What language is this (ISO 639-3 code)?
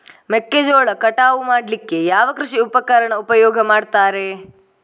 kan